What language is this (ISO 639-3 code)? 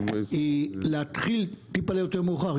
heb